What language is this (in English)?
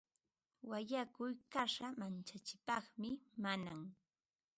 Ambo-Pasco Quechua